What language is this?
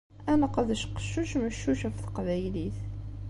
Kabyle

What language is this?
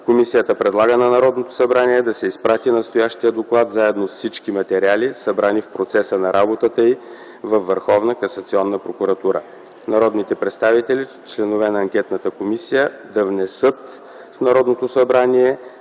Bulgarian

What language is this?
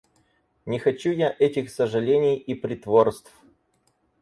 Russian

